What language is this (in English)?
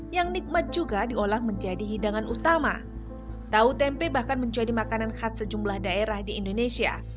Indonesian